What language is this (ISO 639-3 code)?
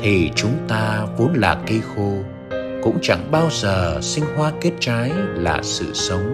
vie